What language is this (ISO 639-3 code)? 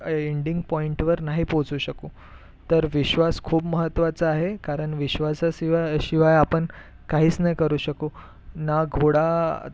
mar